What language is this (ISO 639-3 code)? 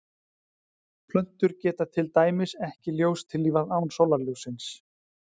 isl